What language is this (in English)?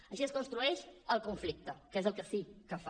Catalan